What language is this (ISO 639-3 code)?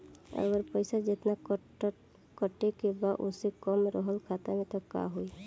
bho